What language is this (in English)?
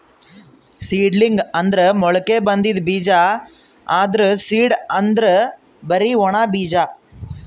Kannada